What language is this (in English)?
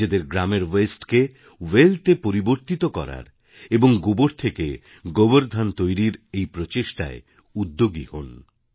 Bangla